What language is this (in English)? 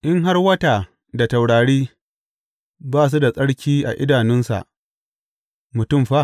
Hausa